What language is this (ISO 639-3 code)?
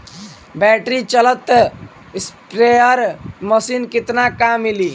bho